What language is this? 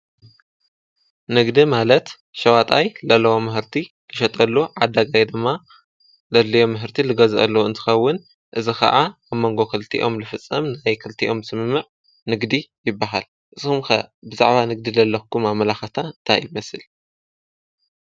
Tigrinya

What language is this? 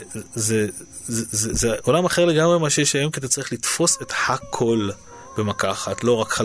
Hebrew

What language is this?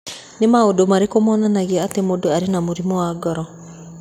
Kikuyu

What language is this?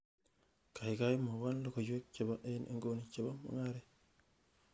Kalenjin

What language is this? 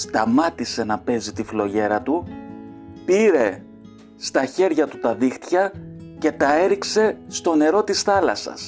Greek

